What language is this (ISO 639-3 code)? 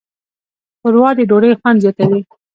pus